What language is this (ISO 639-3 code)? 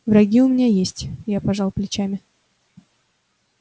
rus